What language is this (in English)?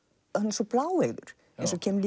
Icelandic